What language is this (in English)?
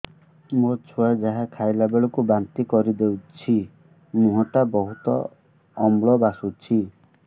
Odia